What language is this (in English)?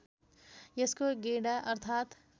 Nepali